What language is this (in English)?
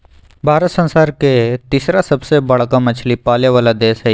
Magahi